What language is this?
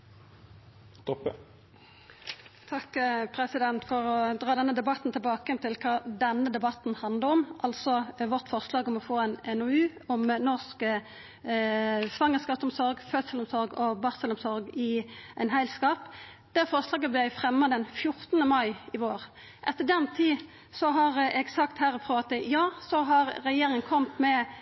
Norwegian Nynorsk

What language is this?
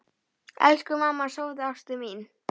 Icelandic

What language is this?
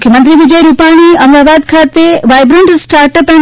Gujarati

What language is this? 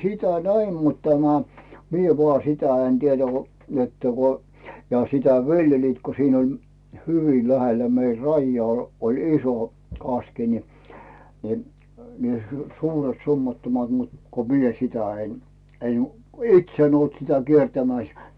Finnish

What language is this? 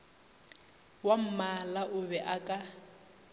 Northern Sotho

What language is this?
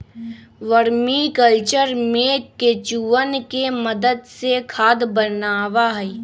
Magahi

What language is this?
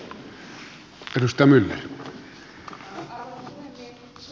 Finnish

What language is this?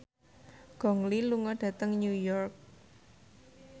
Javanese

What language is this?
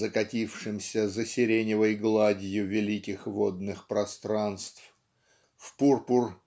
Russian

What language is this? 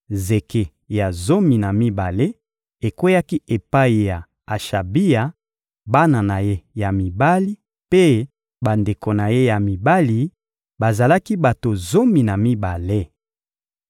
Lingala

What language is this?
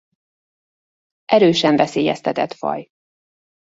Hungarian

